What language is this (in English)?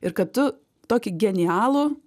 Lithuanian